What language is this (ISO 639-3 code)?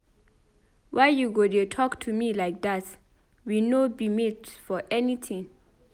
pcm